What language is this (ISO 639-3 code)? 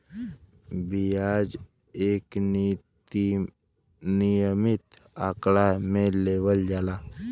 bho